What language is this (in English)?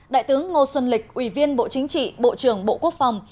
Vietnamese